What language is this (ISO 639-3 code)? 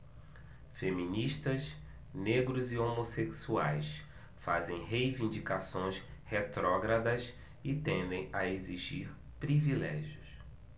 por